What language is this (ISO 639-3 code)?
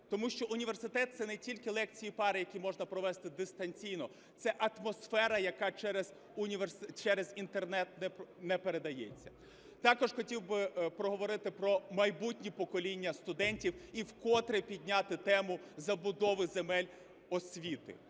ukr